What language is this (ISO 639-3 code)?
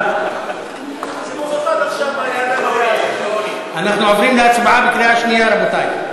heb